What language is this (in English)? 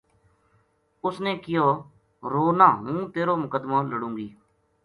Gujari